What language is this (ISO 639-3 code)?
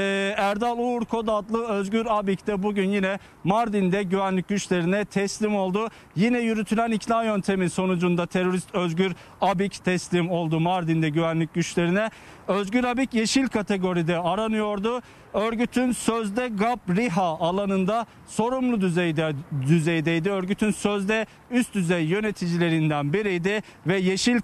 tur